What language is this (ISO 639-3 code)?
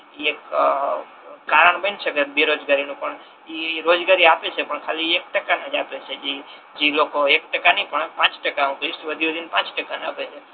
guj